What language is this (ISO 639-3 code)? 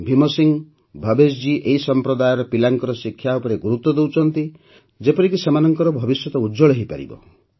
ori